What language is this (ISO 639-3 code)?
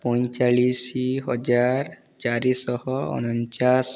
ori